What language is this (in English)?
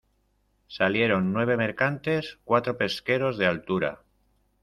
Spanish